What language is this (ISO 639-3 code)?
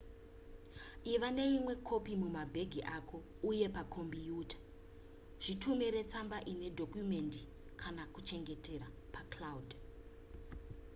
sna